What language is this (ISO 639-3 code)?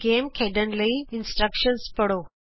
pan